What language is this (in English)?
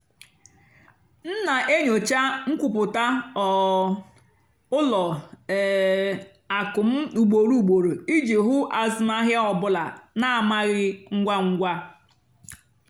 Igbo